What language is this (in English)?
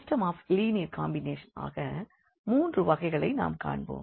Tamil